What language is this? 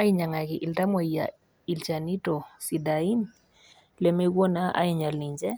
Masai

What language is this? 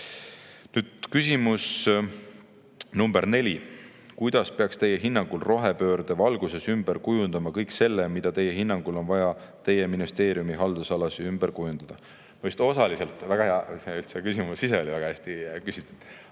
Estonian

